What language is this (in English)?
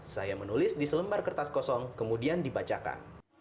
Indonesian